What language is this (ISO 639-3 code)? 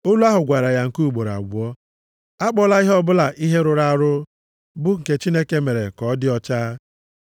ibo